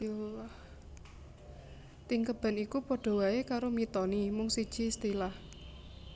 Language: Javanese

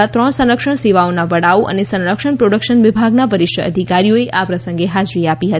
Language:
Gujarati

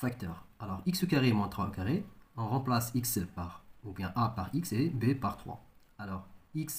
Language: French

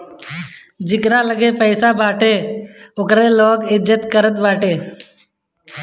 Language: Bhojpuri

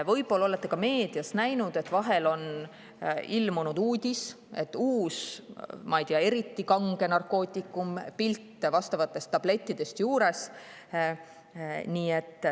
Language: Estonian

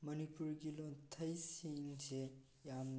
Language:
Manipuri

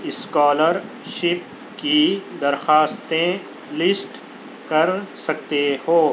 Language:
Urdu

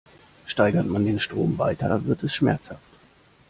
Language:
German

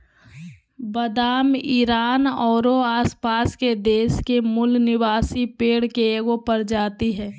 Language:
Magahi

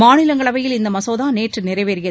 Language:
Tamil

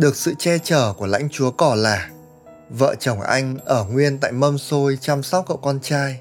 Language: Vietnamese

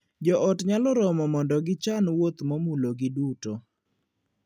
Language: Luo (Kenya and Tanzania)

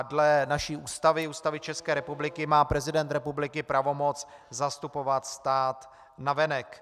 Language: Czech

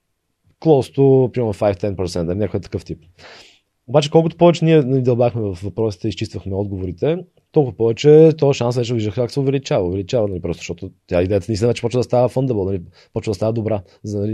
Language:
Bulgarian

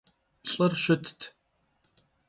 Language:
Kabardian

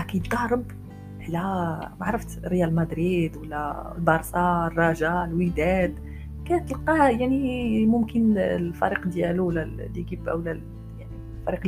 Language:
Arabic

